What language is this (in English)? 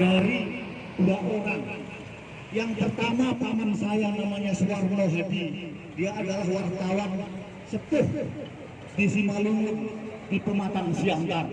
Indonesian